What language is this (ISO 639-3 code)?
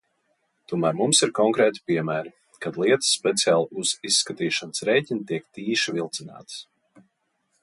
lav